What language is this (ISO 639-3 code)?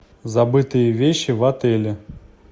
rus